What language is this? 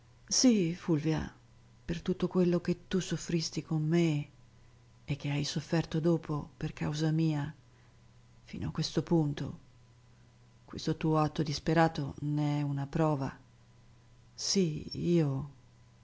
Italian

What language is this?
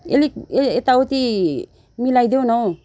Nepali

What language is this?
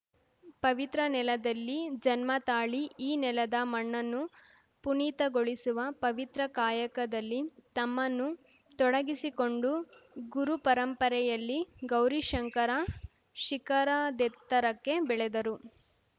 Kannada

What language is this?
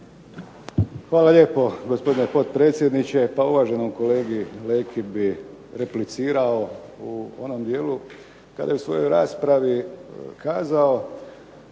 Croatian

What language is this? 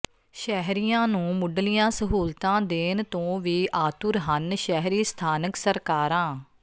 Punjabi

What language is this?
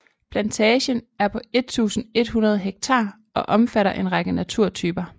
Danish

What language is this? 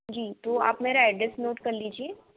Hindi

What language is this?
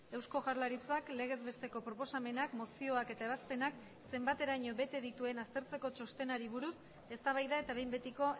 Basque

